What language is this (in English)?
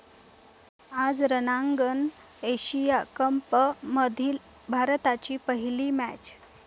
Marathi